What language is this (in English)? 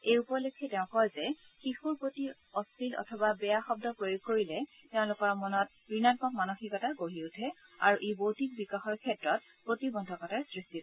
Assamese